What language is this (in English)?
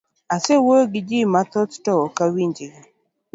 Luo (Kenya and Tanzania)